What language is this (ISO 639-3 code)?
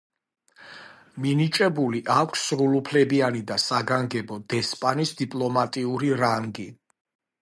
kat